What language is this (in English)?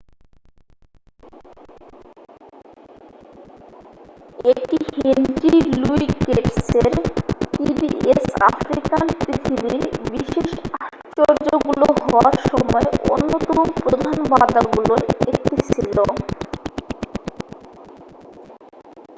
Bangla